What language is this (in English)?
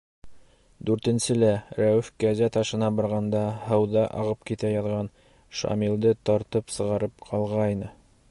Bashkir